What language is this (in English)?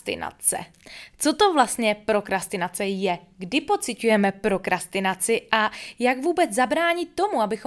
Czech